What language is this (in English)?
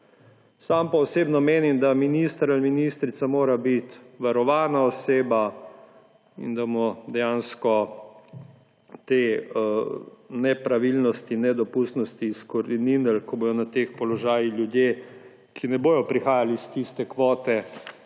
Slovenian